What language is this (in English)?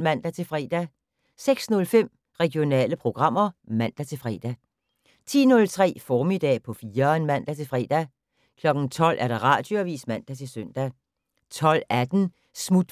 Danish